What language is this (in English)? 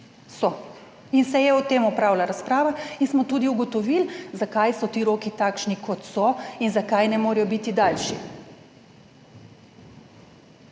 Slovenian